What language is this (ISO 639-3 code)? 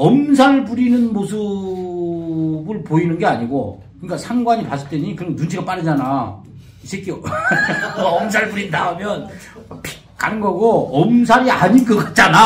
kor